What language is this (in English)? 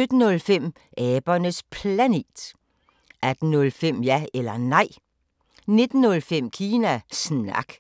Danish